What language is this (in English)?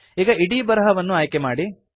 Kannada